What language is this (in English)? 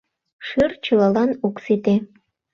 Mari